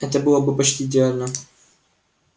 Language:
Russian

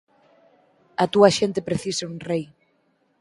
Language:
Galician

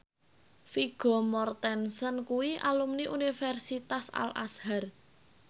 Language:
Javanese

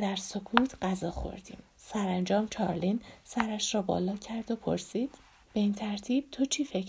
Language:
Persian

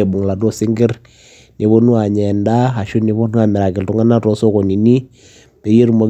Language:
Masai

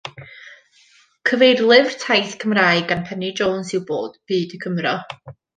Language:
Welsh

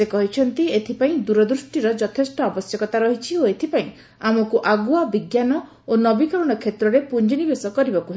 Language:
Odia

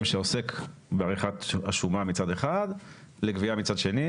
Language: Hebrew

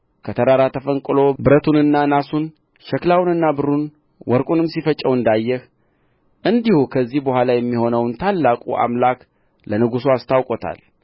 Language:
Amharic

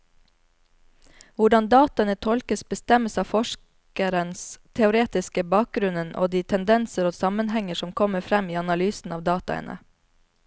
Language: Norwegian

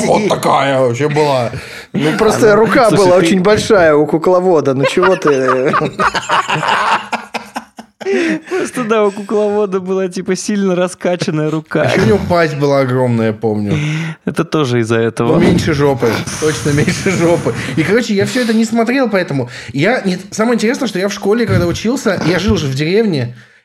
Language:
Russian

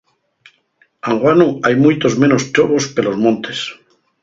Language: Asturian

